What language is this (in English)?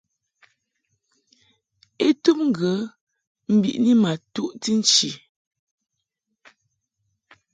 Mungaka